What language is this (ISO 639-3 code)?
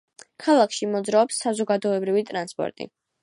kat